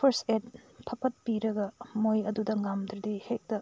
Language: Manipuri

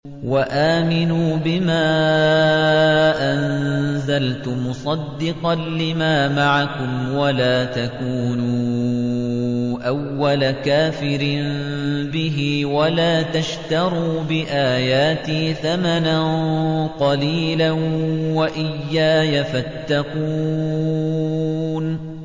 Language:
Arabic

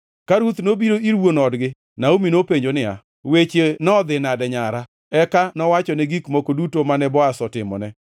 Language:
Luo (Kenya and Tanzania)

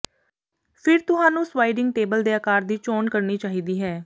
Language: Punjabi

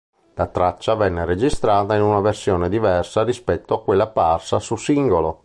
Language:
Italian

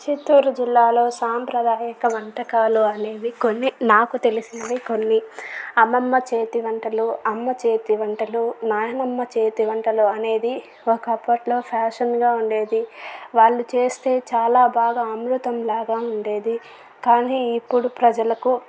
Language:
Telugu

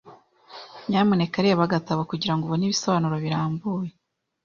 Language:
Kinyarwanda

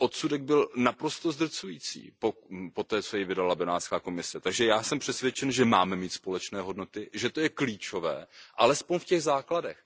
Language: Czech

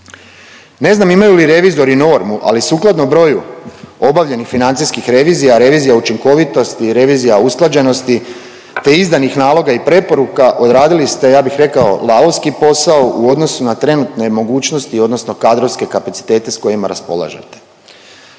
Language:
Croatian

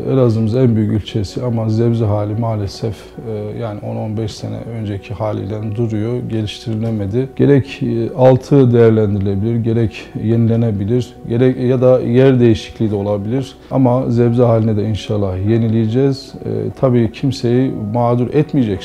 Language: Turkish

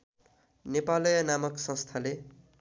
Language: Nepali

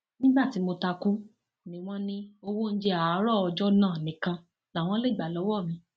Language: Yoruba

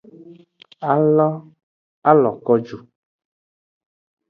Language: Aja (Benin)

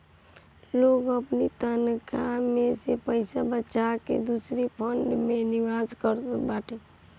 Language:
Bhojpuri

